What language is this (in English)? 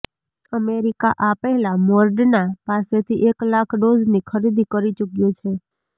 Gujarati